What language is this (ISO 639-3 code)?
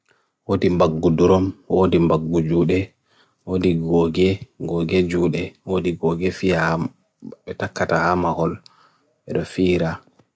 fui